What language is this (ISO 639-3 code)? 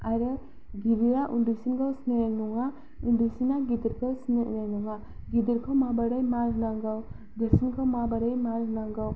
brx